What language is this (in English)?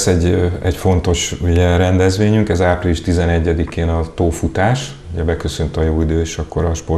Hungarian